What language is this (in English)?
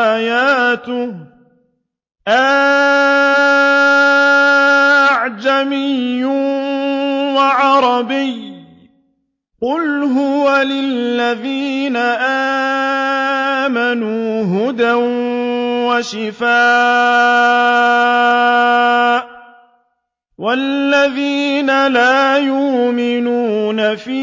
Arabic